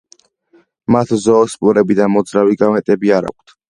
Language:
Georgian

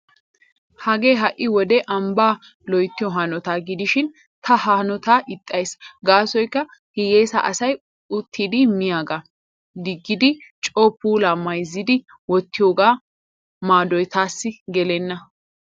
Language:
Wolaytta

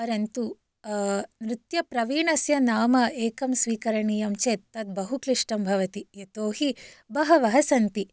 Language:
Sanskrit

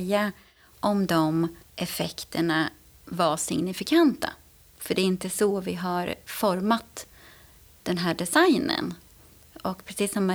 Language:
Swedish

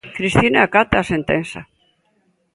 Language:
Galician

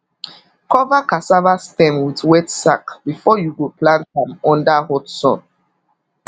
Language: Nigerian Pidgin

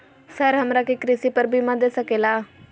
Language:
Magahi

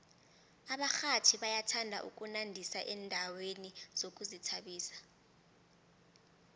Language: South Ndebele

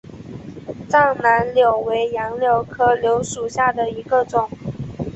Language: Chinese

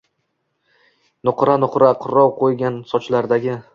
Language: Uzbek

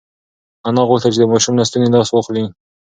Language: Pashto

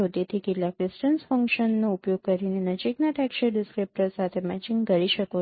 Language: Gujarati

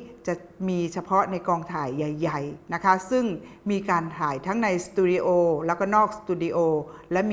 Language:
Thai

